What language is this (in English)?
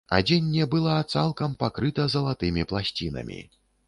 Belarusian